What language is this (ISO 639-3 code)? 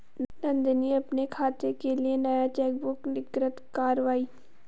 hin